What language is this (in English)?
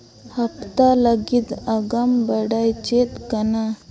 Santali